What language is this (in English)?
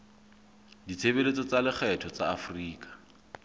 Southern Sotho